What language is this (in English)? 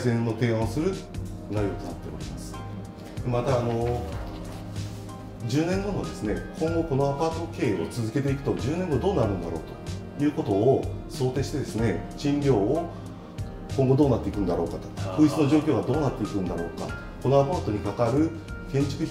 Japanese